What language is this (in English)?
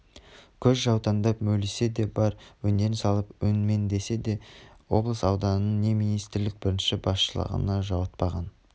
Kazakh